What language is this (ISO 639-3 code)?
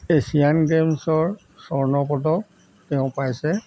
asm